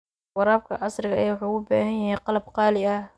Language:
Somali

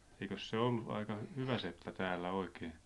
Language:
Finnish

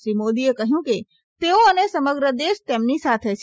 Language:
Gujarati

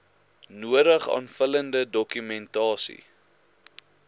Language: Afrikaans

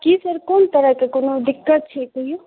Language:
Maithili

